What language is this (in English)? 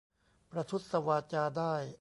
Thai